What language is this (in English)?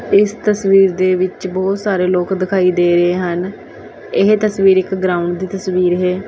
Punjabi